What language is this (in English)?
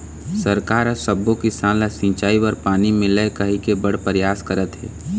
Chhattisgarhi